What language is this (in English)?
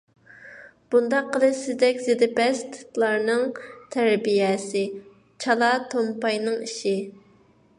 Uyghur